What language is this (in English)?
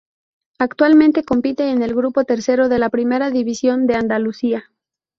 Spanish